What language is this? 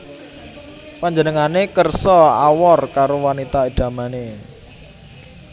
Javanese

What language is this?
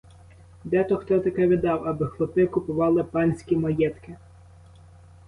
Ukrainian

